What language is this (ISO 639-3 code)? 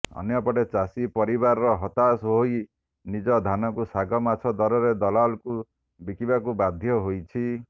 ori